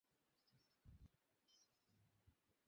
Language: Bangla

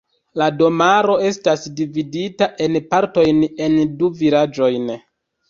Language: Esperanto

